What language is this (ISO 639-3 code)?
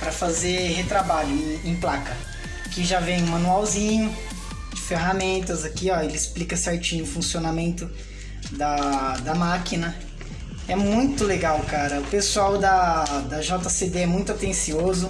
por